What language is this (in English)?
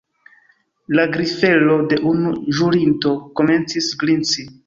Esperanto